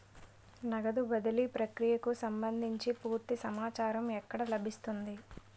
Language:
Telugu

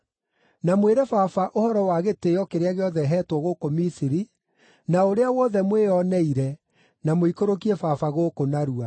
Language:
Kikuyu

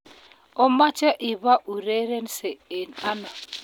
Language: Kalenjin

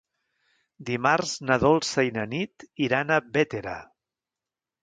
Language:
Catalan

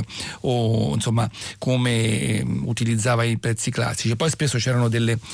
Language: Italian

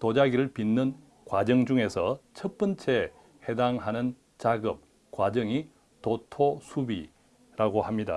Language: Korean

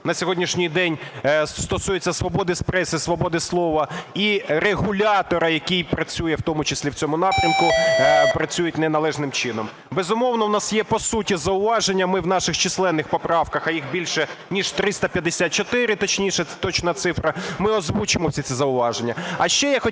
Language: Ukrainian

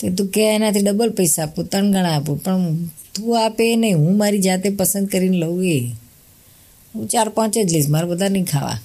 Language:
Gujarati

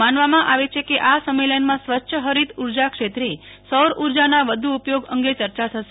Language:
Gujarati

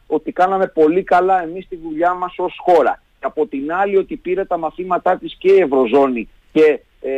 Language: Greek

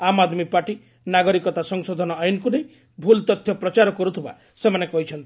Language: Odia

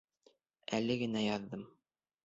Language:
Bashkir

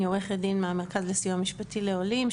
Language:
Hebrew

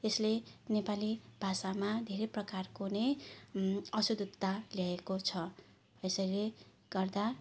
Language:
Nepali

